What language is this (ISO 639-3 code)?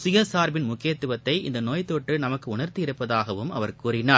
tam